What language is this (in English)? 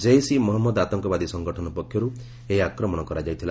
Odia